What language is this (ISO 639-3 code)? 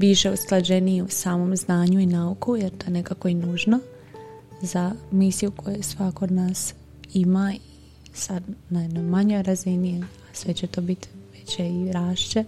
hrv